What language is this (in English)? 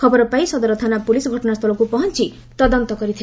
Odia